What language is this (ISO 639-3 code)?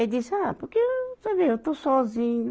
por